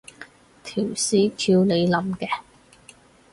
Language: Cantonese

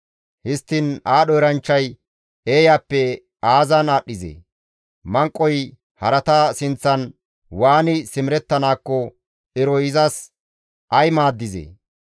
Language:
Gamo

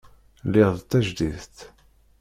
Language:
Kabyle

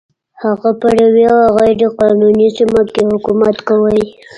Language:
Pashto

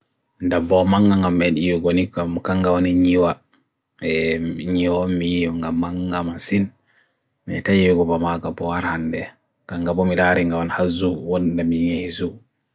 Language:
Bagirmi Fulfulde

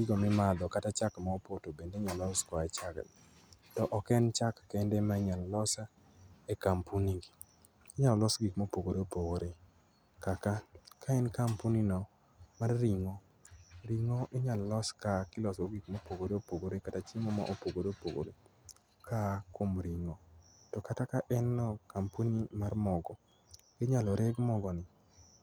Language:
Luo (Kenya and Tanzania)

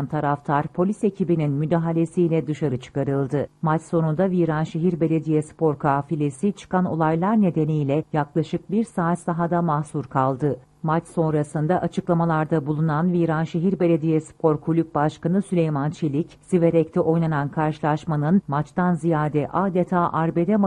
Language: Turkish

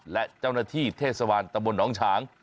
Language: Thai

